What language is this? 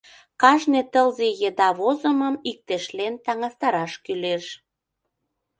Mari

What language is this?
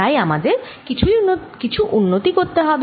Bangla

